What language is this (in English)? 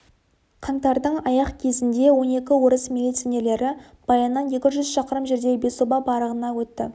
Kazakh